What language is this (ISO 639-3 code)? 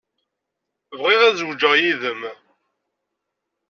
kab